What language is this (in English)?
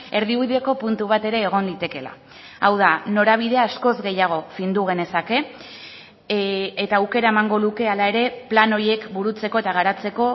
Basque